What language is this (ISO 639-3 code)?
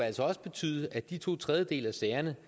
dan